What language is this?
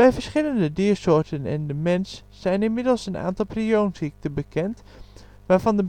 Dutch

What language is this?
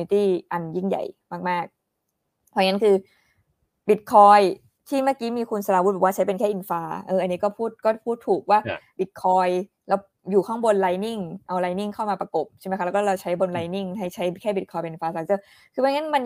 Thai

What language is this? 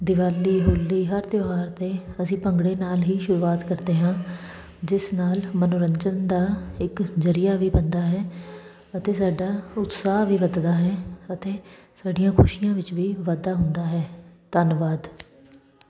Punjabi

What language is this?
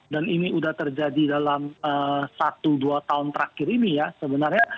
Indonesian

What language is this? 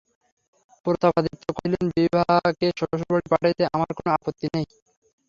Bangla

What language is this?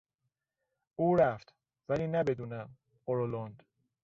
Persian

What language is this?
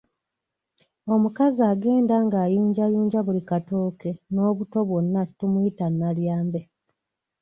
Ganda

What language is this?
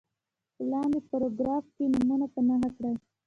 Pashto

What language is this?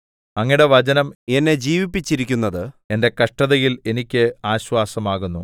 Malayalam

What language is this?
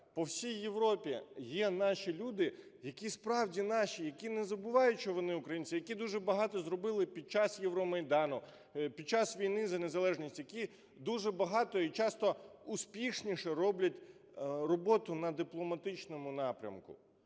Ukrainian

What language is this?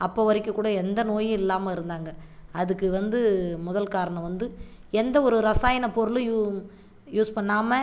Tamil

